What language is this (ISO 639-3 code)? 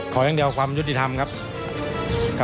tha